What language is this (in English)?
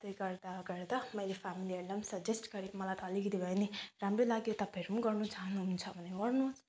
Nepali